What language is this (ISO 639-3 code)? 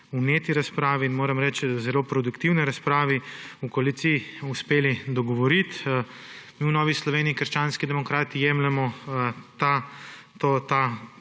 slv